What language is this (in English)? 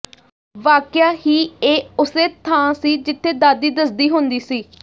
Punjabi